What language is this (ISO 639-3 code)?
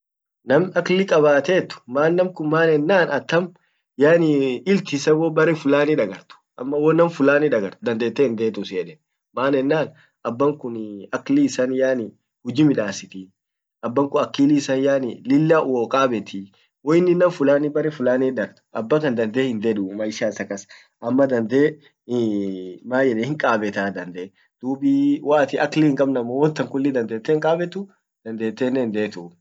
orc